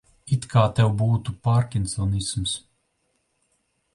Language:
Latvian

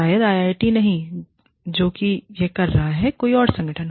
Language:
Hindi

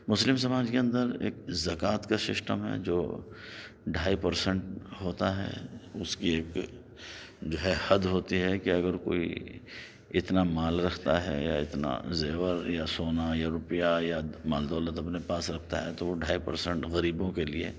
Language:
Urdu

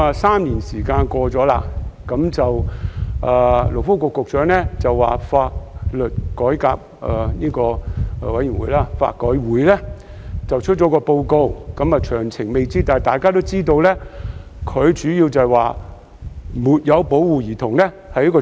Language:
Cantonese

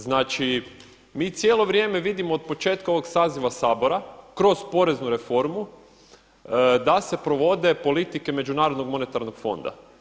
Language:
Croatian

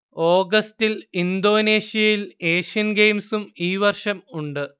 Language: Malayalam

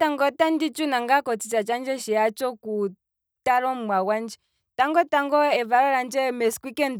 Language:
Kwambi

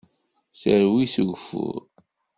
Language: Kabyle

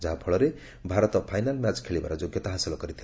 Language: Odia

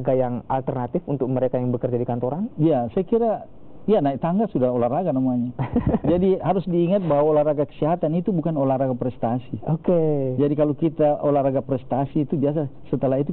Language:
Indonesian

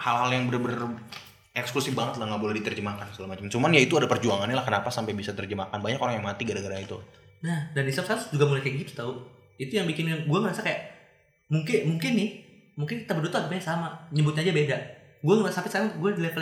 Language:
Indonesian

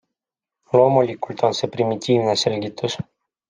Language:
Estonian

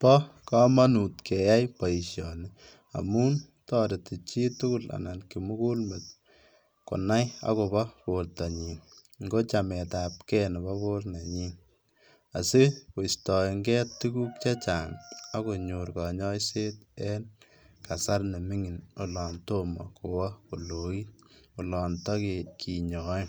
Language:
Kalenjin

